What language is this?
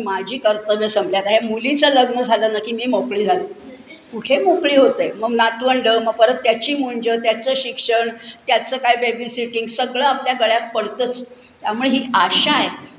Marathi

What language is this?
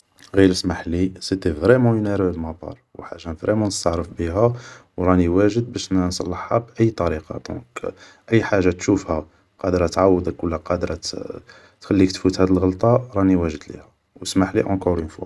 Algerian Arabic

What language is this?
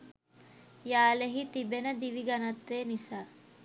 Sinhala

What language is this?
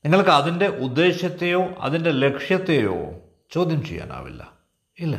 Malayalam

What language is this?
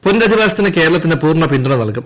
Malayalam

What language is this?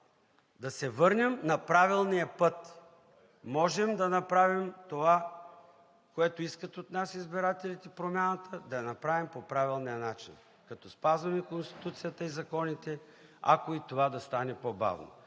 Bulgarian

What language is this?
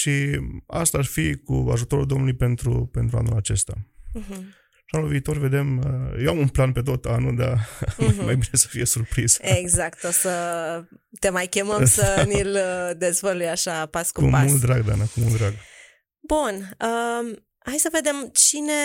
Romanian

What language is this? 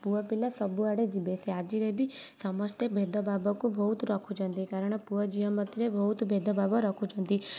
Odia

